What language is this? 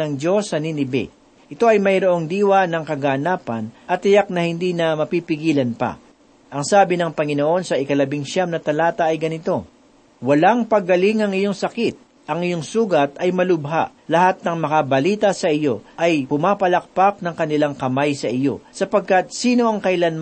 Filipino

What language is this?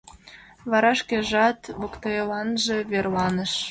Mari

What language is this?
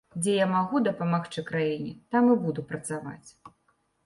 Belarusian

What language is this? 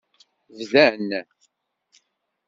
Kabyle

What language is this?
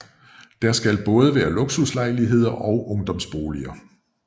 Danish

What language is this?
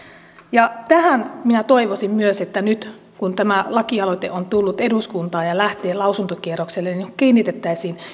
Finnish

